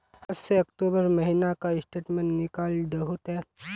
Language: Magahi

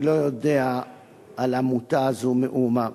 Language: Hebrew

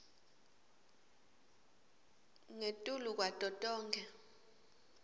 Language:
Swati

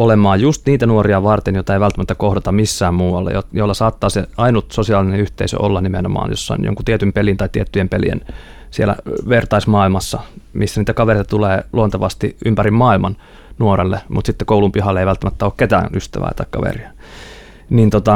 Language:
Finnish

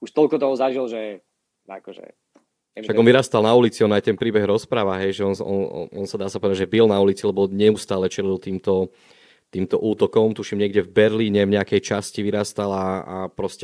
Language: Slovak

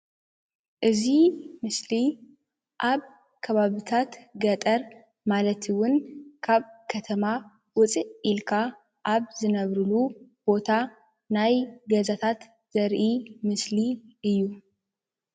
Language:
Tigrinya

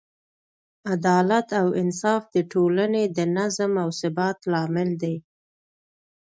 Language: Pashto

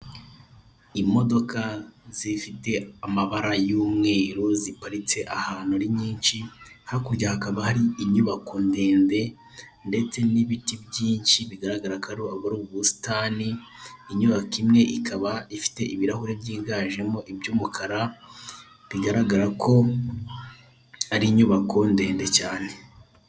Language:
Kinyarwanda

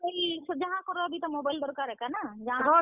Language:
Odia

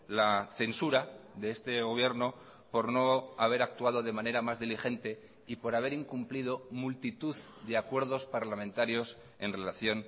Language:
Spanish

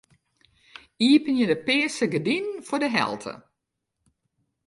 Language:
Western Frisian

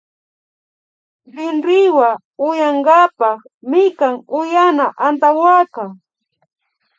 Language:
Imbabura Highland Quichua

